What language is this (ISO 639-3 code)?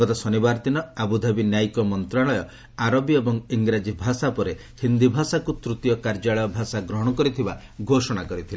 ori